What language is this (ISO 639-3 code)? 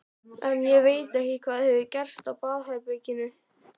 isl